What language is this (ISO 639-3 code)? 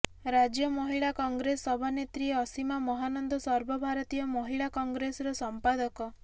ori